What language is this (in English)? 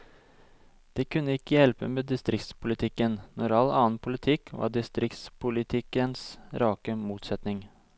Norwegian